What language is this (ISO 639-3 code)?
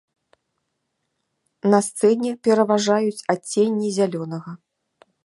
bel